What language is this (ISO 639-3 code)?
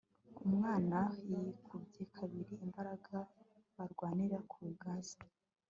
kin